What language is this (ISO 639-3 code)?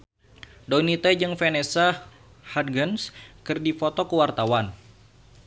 sun